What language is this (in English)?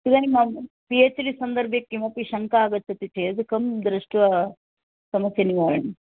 Sanskrit